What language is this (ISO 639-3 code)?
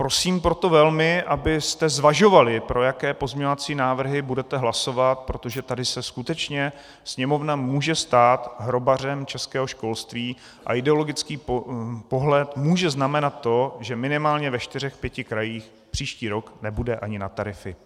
ces